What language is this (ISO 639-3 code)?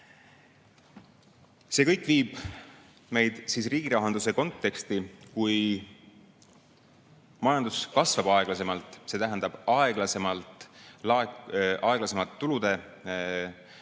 est